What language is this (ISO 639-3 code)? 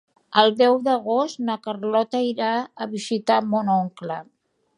cat